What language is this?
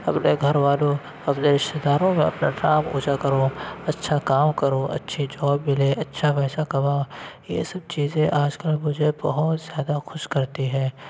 Urdu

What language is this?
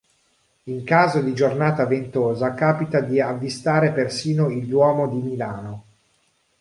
Italian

